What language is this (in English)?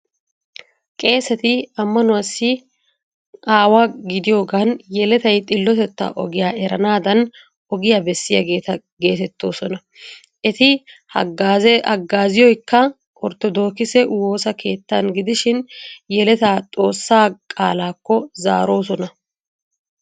Wolaytta